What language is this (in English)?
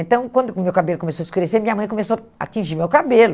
Portuguese